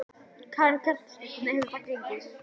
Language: Icelandic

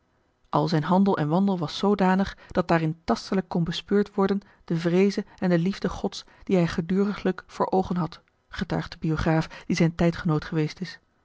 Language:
Dutch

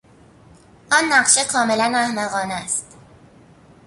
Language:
Persian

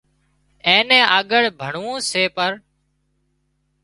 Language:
Wadiyara Koli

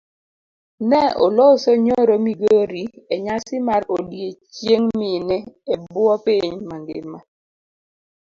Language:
Luo (Kenya and Tanzania)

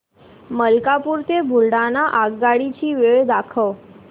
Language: Marathi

